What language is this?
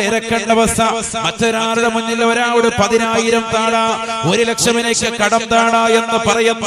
Malayalam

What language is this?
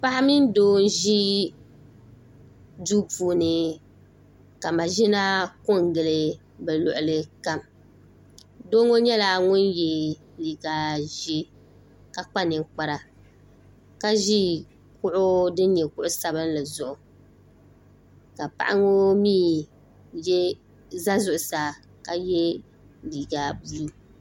Dagbani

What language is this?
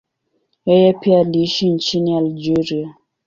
Swahili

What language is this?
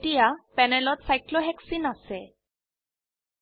Assamese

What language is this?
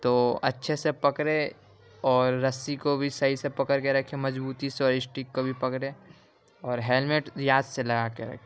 Urdu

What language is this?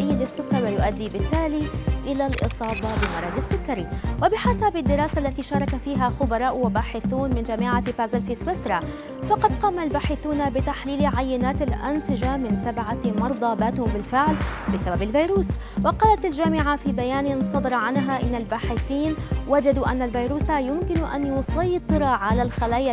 Arabic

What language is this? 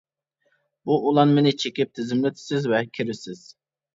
Uyghur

